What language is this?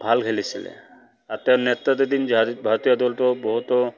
Assamese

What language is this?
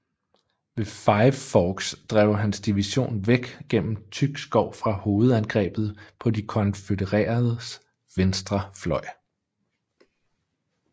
Danish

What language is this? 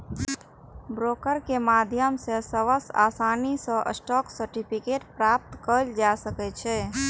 Maithili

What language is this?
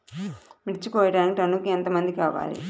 Telugu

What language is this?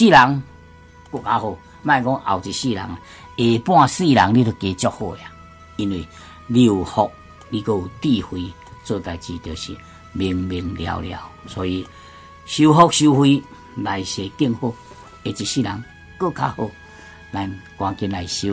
Chinese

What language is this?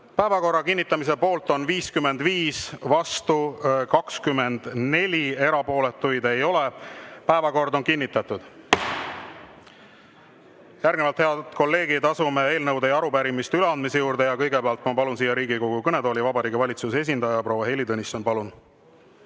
Estonian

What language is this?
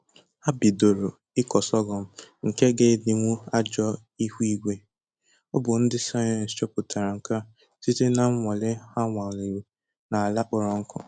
Igbo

